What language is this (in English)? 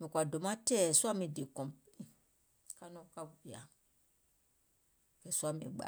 Gola